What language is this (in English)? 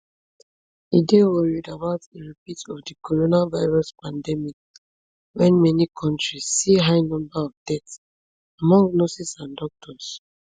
Nigerian Pidgin